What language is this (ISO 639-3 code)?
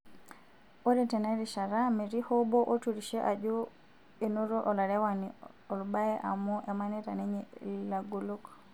mas